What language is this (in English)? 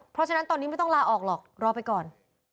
Thai